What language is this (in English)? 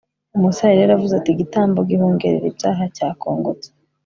Kinyarwanda